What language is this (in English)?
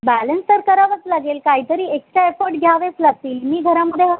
Marathi